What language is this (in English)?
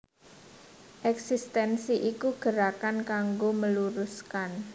Javanese